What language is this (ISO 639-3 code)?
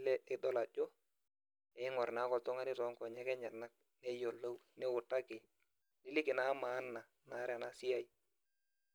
mas